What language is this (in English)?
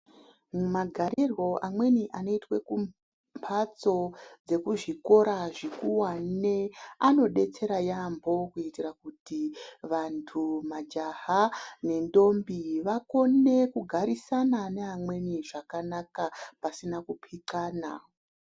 Ndau